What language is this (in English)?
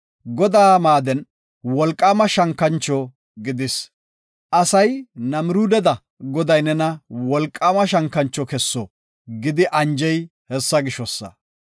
Gofa